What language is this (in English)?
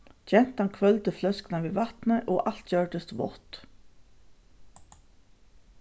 Faroese